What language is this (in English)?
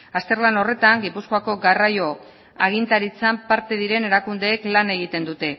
Basque